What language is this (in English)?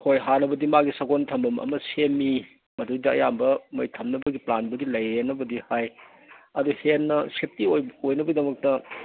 Manipuri